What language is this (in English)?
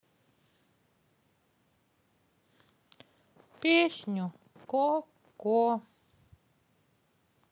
Russian